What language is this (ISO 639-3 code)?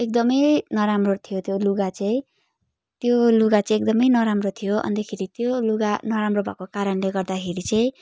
nep